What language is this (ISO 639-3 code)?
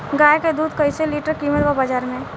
bho